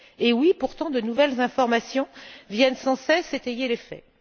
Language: French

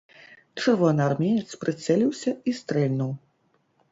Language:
Belarusian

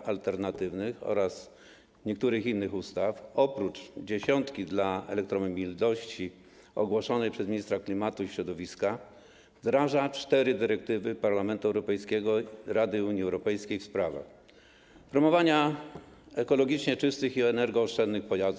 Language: Polish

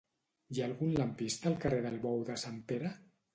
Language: Catalan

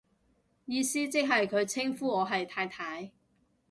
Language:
Cantonese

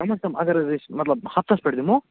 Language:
Kashmiri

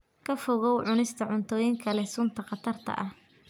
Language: Somali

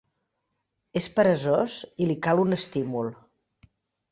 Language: Catalan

